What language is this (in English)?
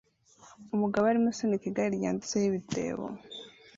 Kinyarwanda